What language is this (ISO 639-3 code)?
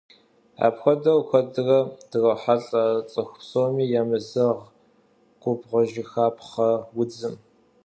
kbd